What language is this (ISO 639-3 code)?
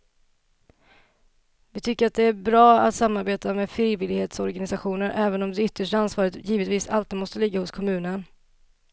swe